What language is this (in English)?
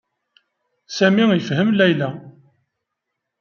Kabyle